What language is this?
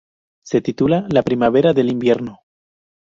Spanish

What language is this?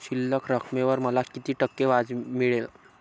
Marathi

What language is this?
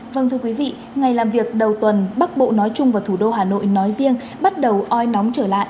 Vietnamese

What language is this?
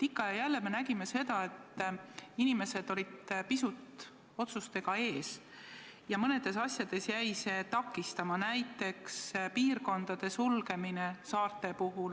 Estonian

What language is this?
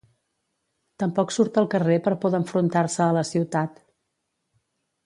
Catalan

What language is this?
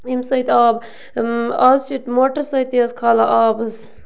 Kashmiri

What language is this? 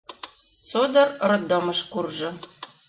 Mari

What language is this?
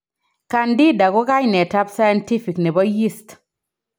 Kalenjin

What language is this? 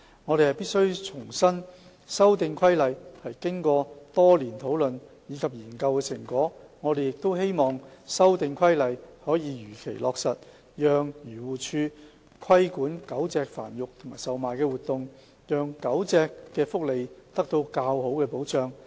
Cantonese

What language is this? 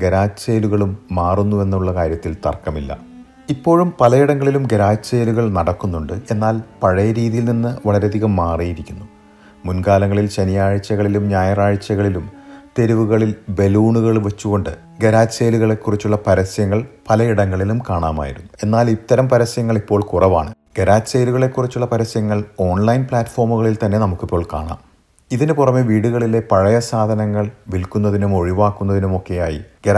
Malayalam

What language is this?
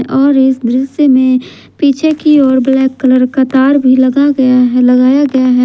Hindi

